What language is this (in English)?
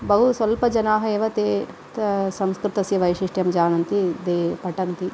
Sanskrit